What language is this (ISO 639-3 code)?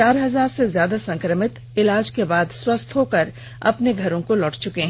hin